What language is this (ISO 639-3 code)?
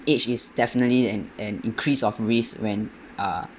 eng